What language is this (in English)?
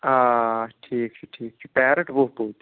Kashmiri